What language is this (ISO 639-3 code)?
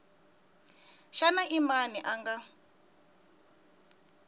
tso